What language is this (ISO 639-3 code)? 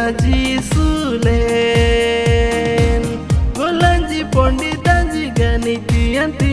ind